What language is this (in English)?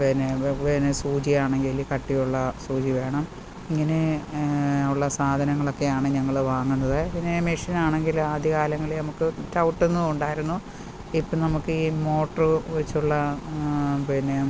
Malayalam